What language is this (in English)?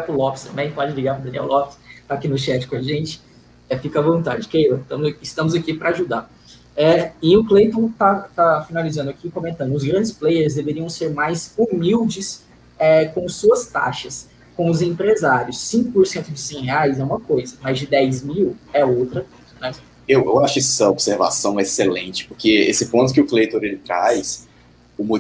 Portuguese